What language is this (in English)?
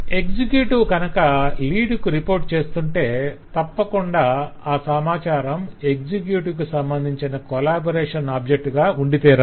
Telugu